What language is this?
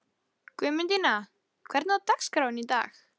Icelandic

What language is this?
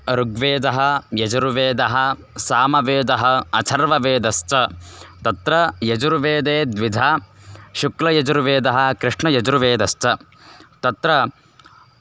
Sanskrit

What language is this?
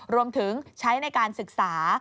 Thai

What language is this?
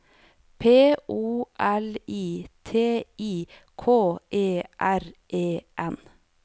Norwegian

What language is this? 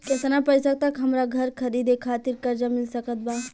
Bhojpuri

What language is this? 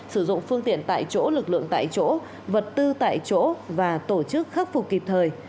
Vietnamese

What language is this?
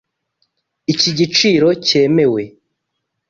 Kinyarwanda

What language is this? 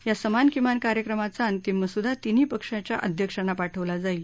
Marathi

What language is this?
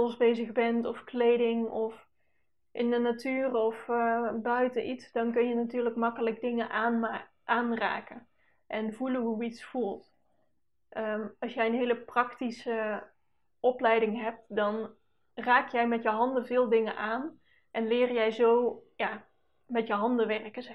Dutch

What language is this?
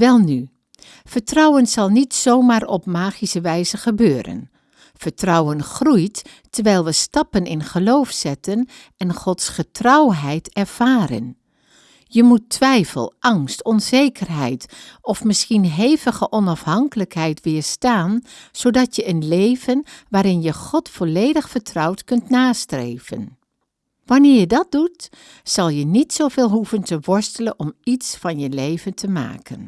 Dutch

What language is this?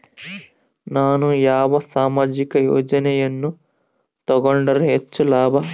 Kannada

